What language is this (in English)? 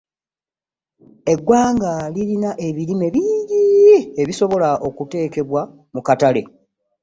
Ganda